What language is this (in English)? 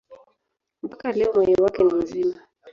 Swahili